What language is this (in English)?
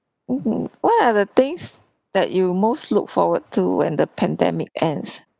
English